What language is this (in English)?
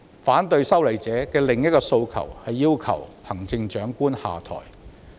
Cantonese